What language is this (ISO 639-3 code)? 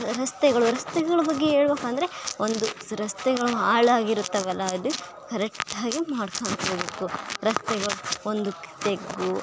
kan